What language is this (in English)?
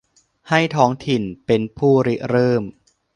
Thai